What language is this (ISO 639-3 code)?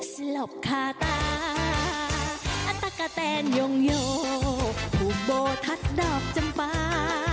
tha